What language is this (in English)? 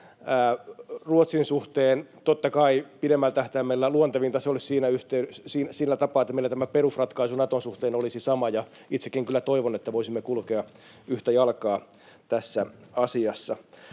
Finnish